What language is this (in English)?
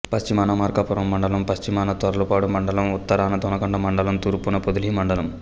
Telugu